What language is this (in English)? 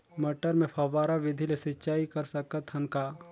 Chhattisgarhi